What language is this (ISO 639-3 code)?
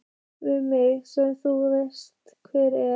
isl